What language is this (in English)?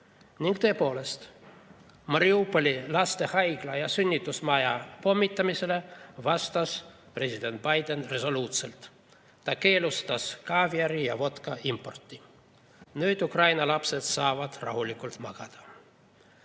Estonian